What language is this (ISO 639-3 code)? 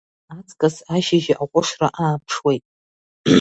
abk